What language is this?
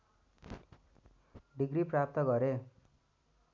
Nepali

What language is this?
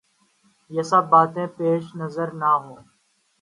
Urdu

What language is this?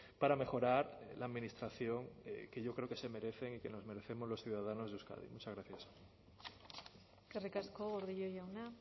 Spanish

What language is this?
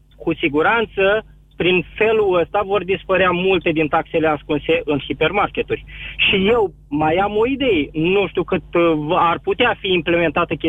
Romanian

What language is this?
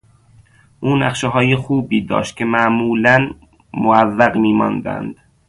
Persian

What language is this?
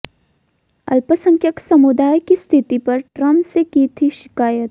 Hindi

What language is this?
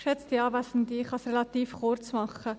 Swiss German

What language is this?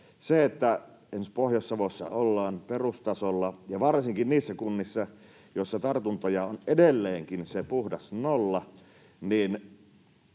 Finnish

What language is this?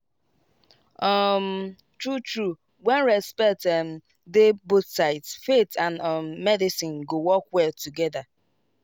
Nigerian Pidgin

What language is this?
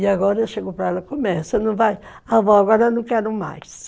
Portuguese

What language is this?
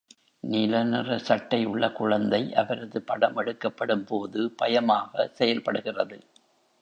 Tamil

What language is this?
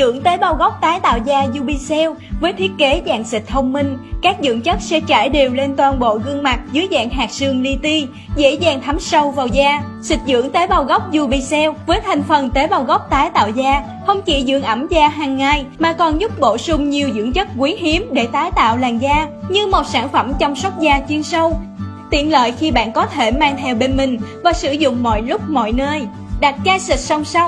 Vietnamese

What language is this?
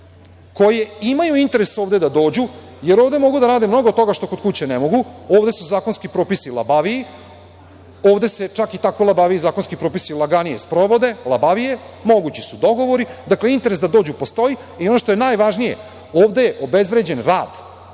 Serbian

